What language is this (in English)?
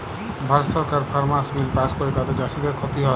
Bangla